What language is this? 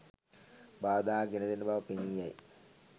Sinhala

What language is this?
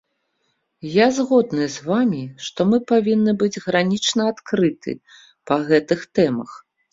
Belarusian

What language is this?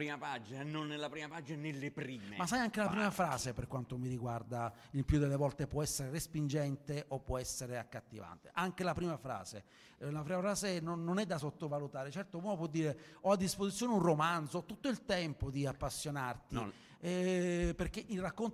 Italian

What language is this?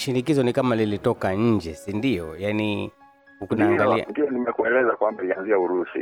Swahili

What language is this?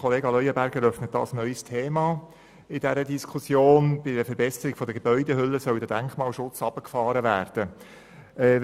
Swiss German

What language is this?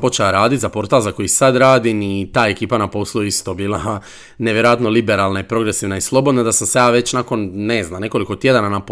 Croatian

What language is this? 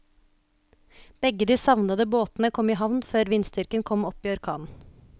Norwegian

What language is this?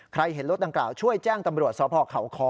Thai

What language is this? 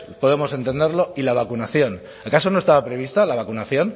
Spanish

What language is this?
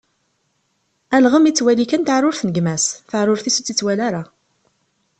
Kabyle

